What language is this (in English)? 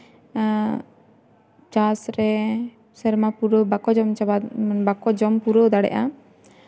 Santali